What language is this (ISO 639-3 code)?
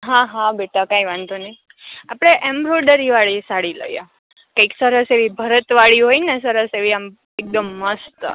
guj